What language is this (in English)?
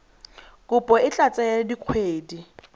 Tswana